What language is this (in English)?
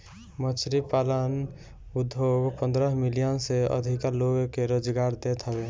Bhojpuri